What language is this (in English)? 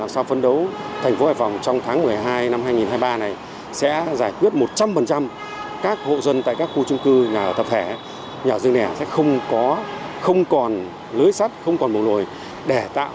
Vietnamese